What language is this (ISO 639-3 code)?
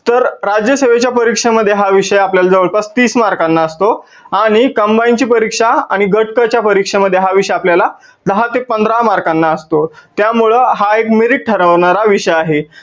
mar